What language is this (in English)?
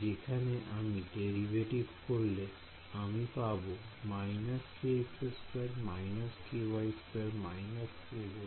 Bangla